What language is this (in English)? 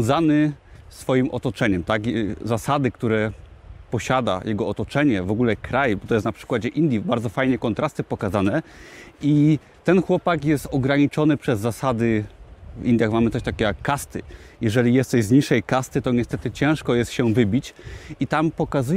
Polish